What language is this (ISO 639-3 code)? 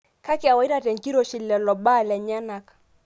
mas